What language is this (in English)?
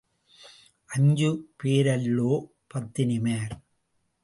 Tamil